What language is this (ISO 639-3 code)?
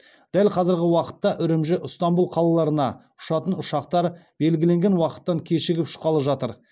kaz